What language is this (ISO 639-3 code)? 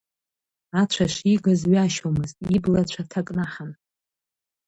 abk